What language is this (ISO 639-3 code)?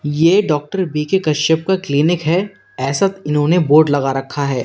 hin